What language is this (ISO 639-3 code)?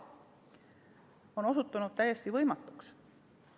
est